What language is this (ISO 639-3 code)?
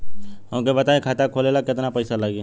bho